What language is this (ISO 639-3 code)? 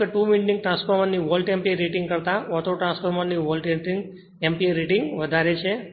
guj